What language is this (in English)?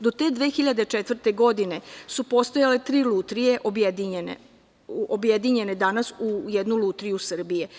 Serbian